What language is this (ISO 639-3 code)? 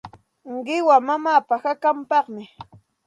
qxt